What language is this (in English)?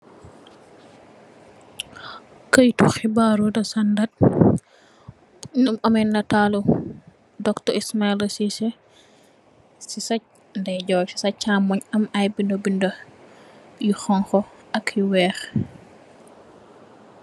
Wolof